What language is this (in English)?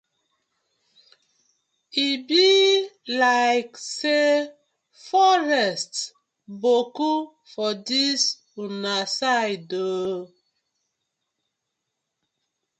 Nigerian Pidgin